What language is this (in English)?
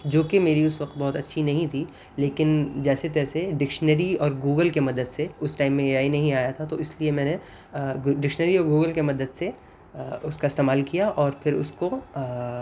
Urdu